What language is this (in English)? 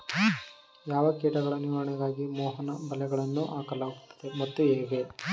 Kannada